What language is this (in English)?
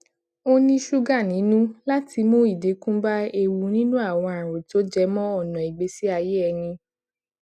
Yoruba